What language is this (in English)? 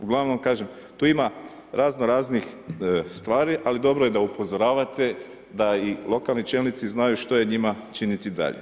Croatian